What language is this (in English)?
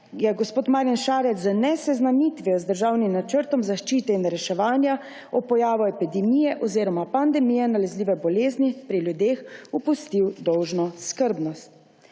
Slovenian